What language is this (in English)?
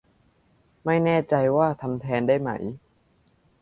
Thai